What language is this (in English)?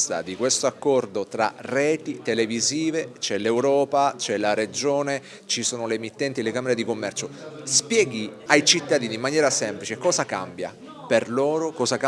Italian